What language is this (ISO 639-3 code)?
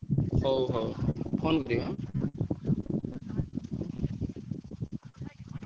ori